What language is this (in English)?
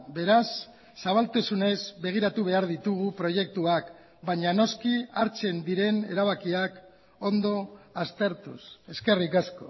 Basque